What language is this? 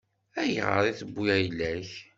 Kabyle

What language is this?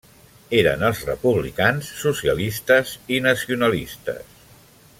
Catalan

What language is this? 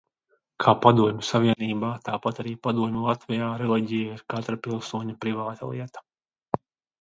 Latvian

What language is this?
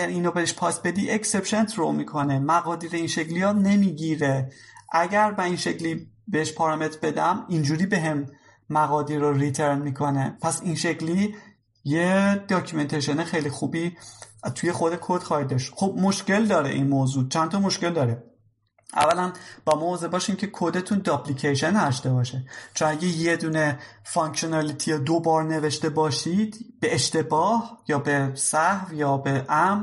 Persian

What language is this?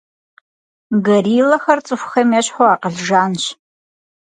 Kabardian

